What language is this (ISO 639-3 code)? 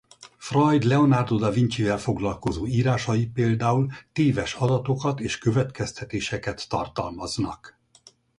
hun